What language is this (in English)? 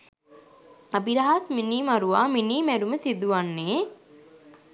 Sinhala